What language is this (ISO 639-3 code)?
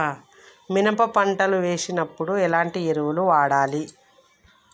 tel